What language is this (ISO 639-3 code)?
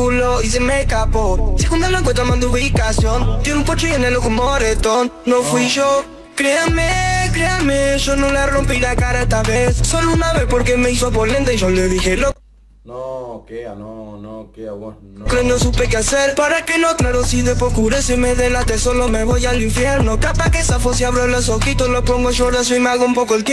spa